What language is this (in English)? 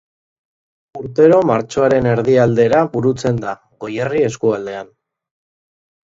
Basque